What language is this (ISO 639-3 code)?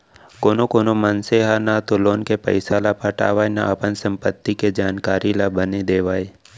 hne